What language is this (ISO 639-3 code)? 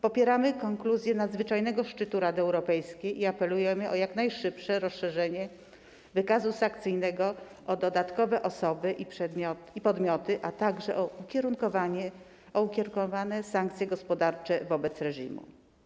pol